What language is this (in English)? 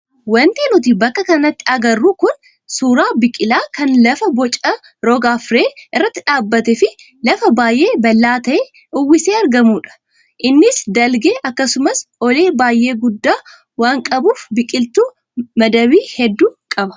Oromo